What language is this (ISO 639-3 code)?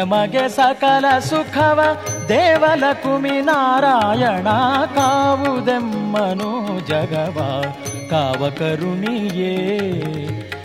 kan